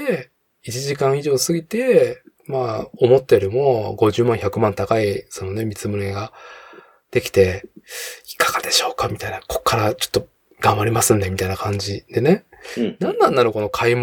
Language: Japanese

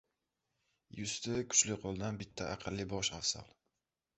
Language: Uzbek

